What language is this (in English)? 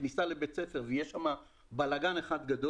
Hebrew